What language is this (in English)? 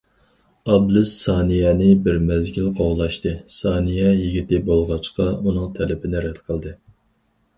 Uyghur